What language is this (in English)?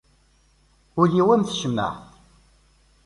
Kabyle